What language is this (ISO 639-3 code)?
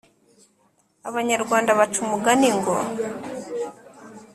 kin